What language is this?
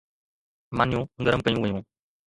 Sindhi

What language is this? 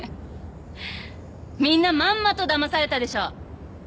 Japanese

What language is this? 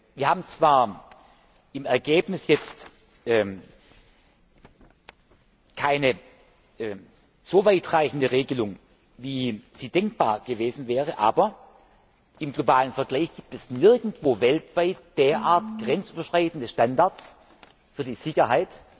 German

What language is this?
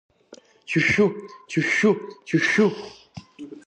Abkhazian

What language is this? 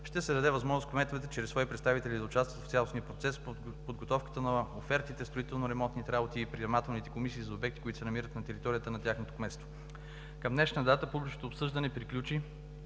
Bulgarian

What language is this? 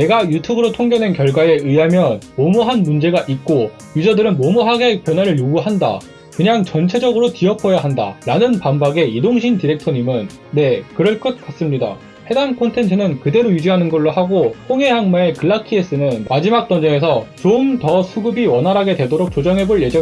Korean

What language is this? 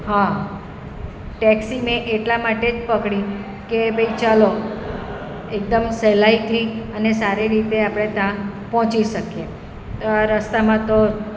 Gujarati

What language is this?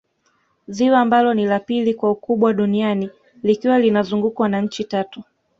Swahili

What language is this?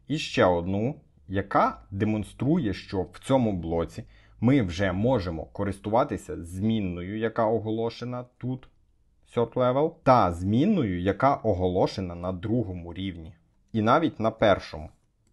Ukrainian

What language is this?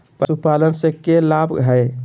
Magahi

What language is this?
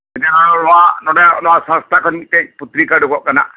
Santali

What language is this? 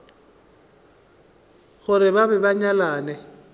Northern Sotho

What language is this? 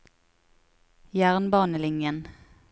Norwegian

